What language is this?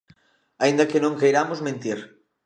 Galician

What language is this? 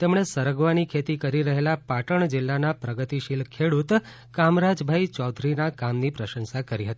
Gujarati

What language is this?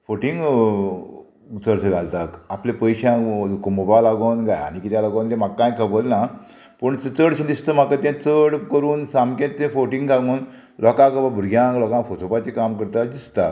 Konkani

